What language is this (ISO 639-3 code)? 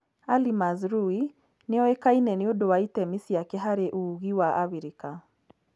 kik